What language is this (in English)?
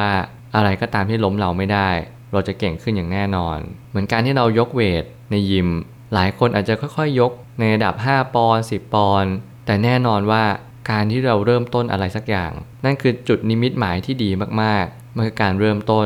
Thai